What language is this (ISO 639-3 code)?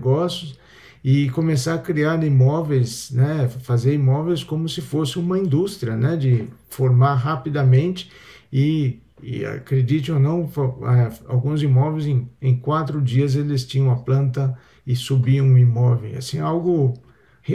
por